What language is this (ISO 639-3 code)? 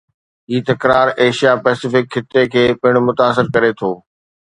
snd